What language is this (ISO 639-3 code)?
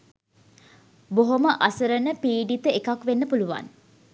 sin